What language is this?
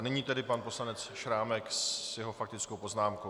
Czech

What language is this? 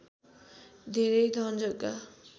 Nepali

